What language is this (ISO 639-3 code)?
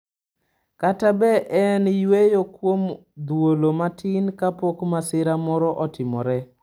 luo